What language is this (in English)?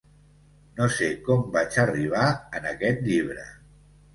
Catalan